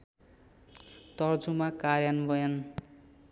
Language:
Nepali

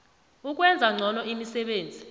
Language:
South Ndebele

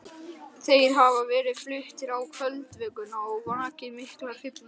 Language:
Icelandic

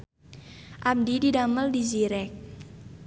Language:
Sundanese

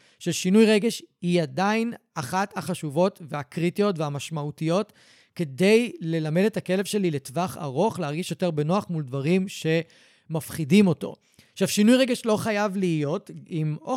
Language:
Hebrew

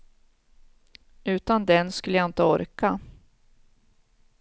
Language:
Swedish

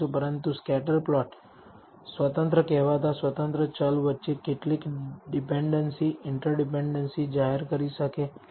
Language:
Gujarati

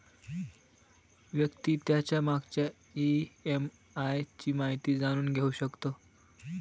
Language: Marathi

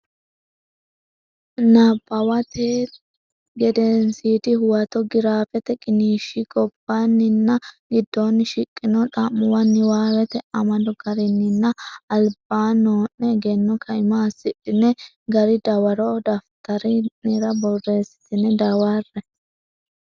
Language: Sidamo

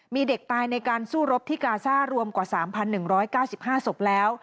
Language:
Thai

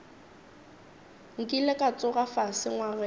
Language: Northern Sotho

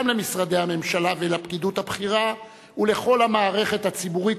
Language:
Hebrew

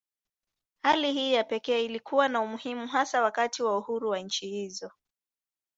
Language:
Swahili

